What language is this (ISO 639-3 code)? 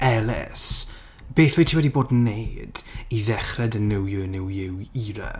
cym